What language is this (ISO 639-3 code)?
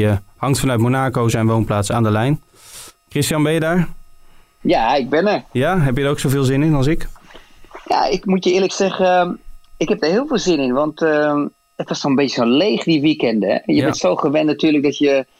nld